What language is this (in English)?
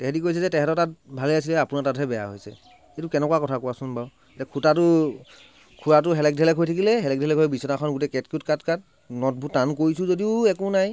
Assamese